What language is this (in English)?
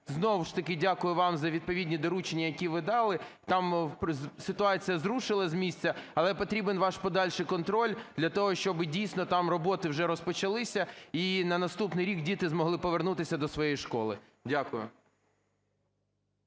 Ukrainian